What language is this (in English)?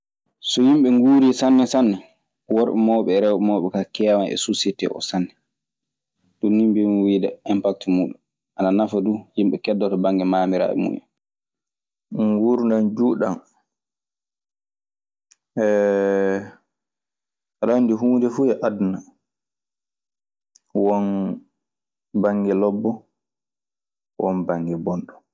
Maasina Fulfulde